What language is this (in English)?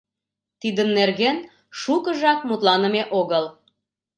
Mari